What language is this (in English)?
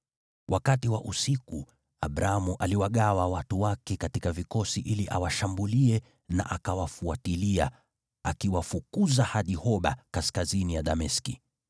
Swahili